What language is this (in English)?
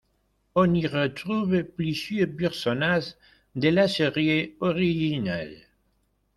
French